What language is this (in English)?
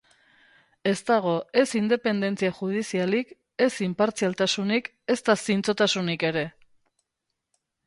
Basque